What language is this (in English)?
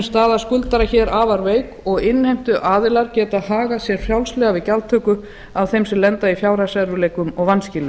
Icelandic